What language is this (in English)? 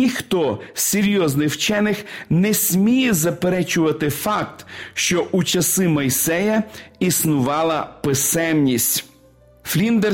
Ukrainian